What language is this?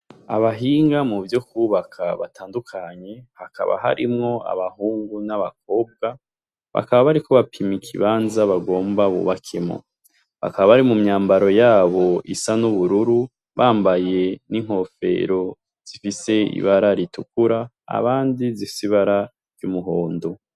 Rundi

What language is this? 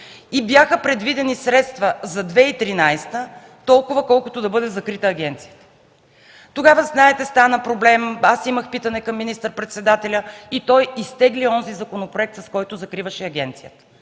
Bulgarian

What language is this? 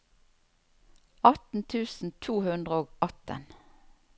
Norwegian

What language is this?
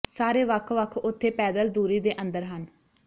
Punjabi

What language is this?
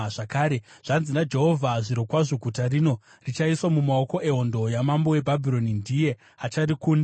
Shona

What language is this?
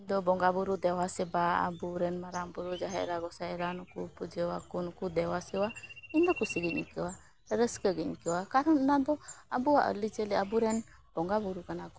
Santali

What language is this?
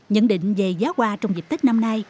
Vietnamese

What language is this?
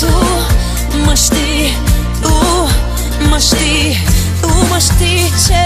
Romanian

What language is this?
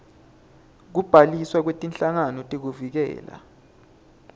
Swati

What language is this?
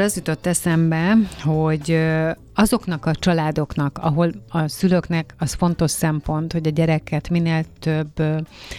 Hungarian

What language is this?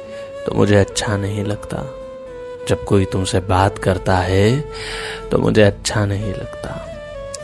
Hindi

